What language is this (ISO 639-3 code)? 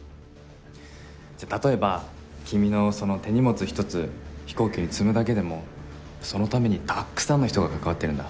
jpn